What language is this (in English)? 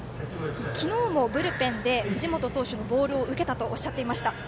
Japanese